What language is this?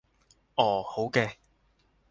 Cantonese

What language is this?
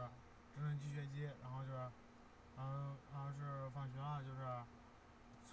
Chinese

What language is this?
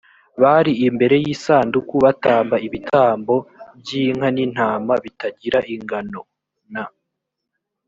Kinyarwanda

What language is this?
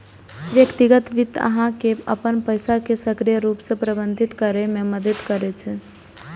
Maithili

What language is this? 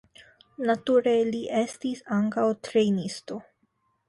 Esperanto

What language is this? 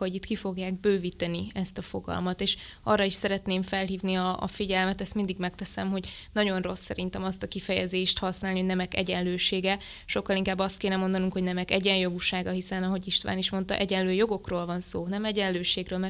Hungarian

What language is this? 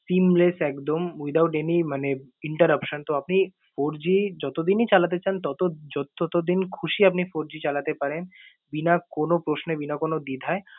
Bangla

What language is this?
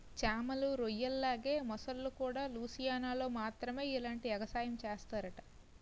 Telugu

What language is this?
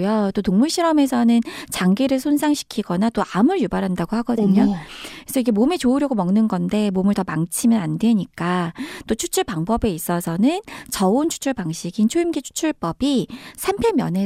Korean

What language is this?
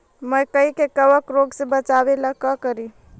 Magahi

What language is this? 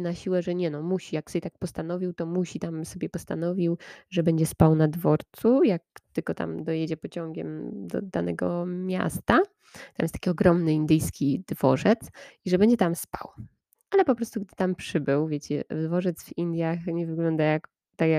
Polish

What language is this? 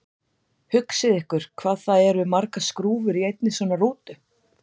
Icelandic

